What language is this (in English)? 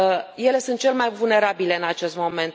Romanian